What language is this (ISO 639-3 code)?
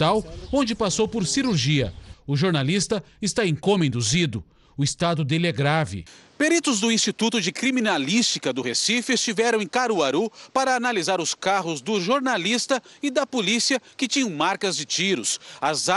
por